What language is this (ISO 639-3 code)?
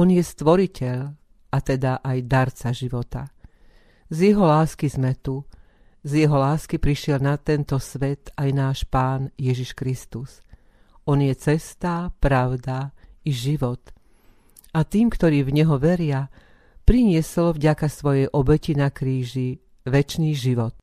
slk